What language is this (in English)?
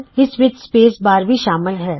Punjabi